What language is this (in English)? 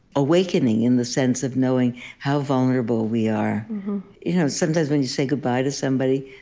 English